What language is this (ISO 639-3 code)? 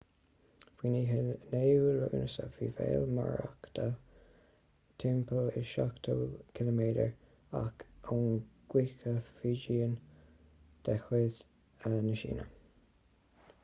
gle